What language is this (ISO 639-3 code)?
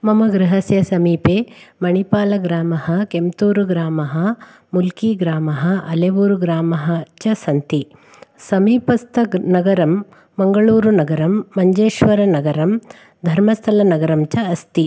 san